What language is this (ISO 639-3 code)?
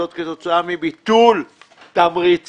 heb